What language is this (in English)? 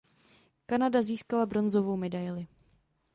Czech